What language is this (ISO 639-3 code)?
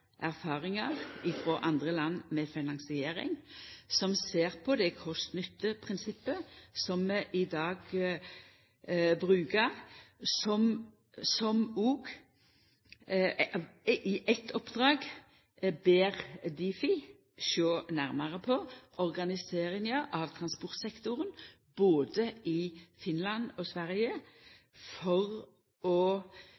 nno